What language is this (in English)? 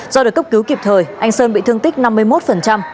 Vietnamese